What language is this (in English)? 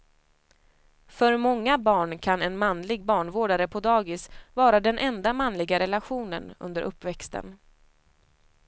Swedish